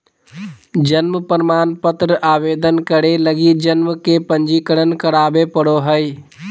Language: Magahi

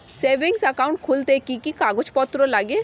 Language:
Bangla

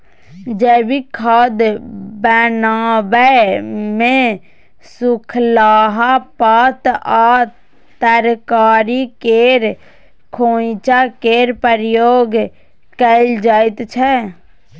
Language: Maithili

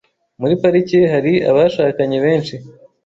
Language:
Kinyarwanda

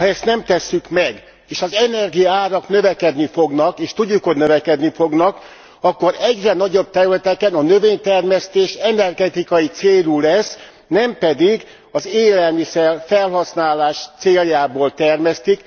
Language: Hungarian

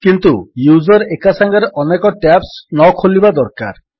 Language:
Odia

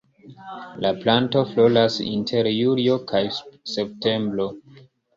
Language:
Esperanto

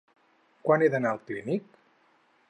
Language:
Catalan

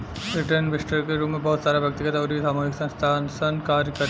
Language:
Bhojpuri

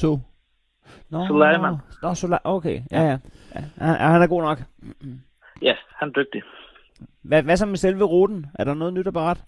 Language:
Danish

